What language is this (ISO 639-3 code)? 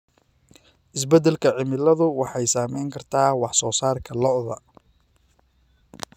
som